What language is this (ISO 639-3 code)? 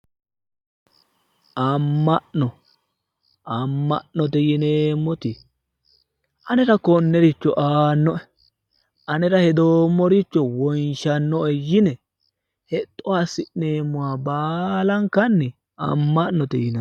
sid